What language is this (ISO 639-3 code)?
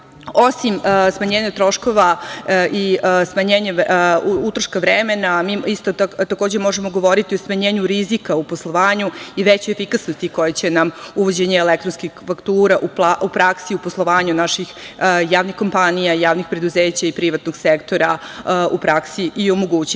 srp